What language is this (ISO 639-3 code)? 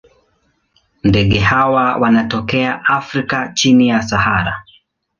swa